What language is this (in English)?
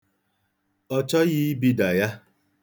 Igbo